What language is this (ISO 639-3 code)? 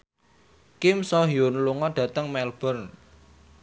jav